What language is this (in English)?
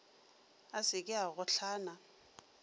Northern Sotho